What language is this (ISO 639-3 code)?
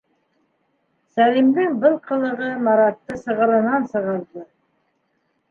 bak